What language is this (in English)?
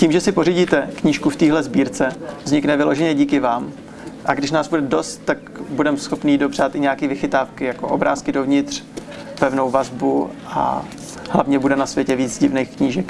Czech